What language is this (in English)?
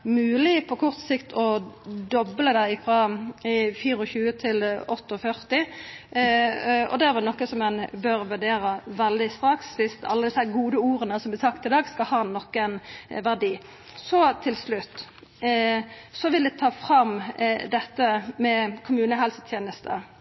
Norwegian Nynorsk